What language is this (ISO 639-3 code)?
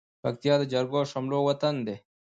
pus